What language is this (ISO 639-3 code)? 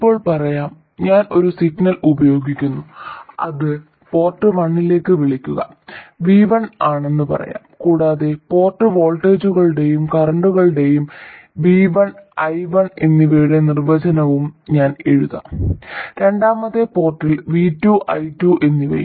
mal